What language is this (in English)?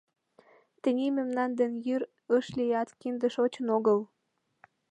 Mari